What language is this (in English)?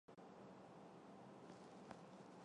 Chinese